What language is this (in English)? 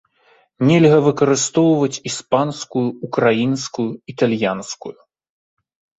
Belarusian